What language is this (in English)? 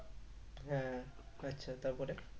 Bangla